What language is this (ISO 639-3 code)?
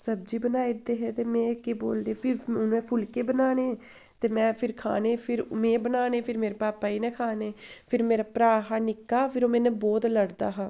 doi